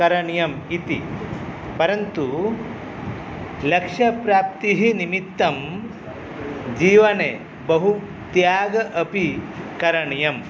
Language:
Sanskrit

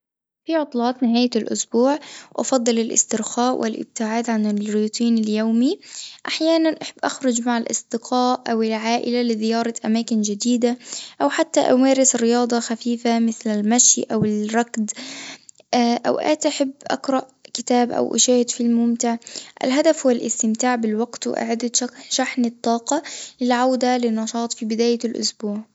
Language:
Tunisian Arabic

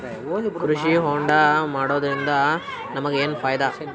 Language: Kannada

